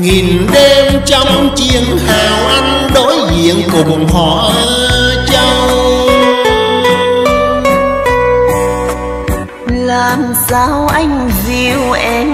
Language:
Vietnamese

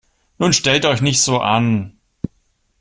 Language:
German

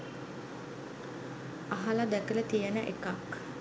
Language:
Sinhala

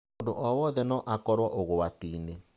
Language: Kikuyu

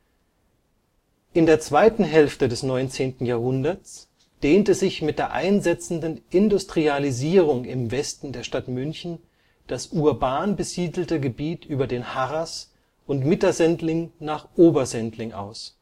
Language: German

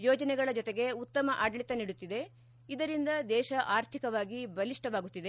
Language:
Kannada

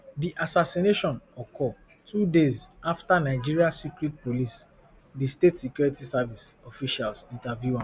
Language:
Nigerian Pidgin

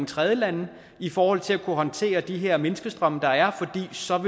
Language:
Danish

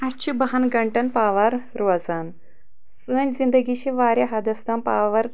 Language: Kashmiri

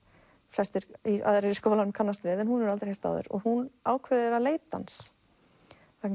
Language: Icelandic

